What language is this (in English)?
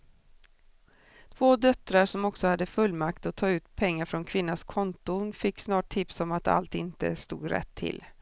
Swedish